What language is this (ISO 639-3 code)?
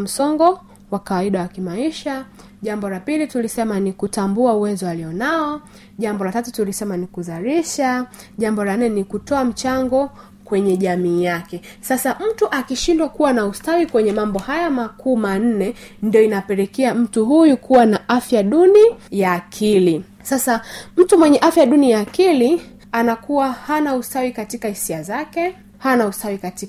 swa